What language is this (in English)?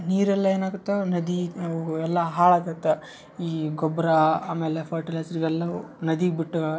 Kannada